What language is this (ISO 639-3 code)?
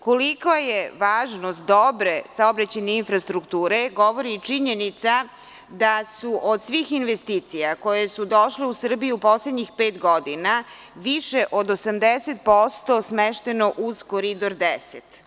srp